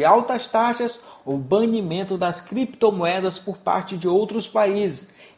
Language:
Portuguese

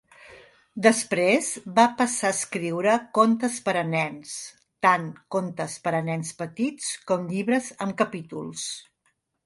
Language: Catalan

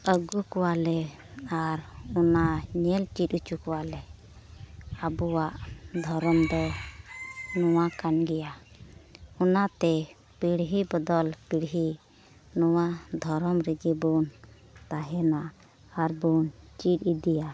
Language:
Santali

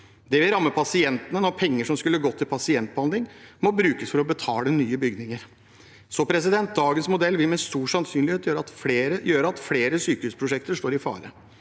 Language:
Norwegian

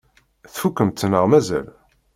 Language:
Kabyle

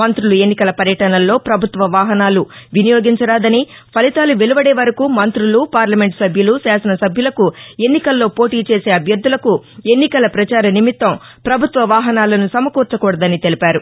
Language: Telugu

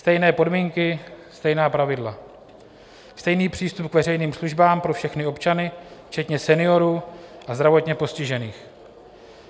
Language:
Czech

